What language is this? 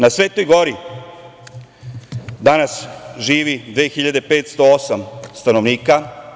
Serbian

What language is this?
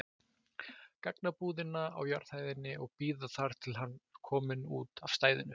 Icelandic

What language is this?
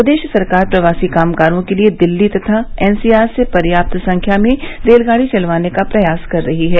Hindi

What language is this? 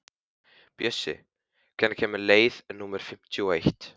Icelandic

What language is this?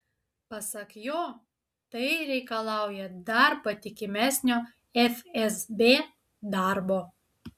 Lithuanian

